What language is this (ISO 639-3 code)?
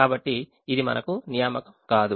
tel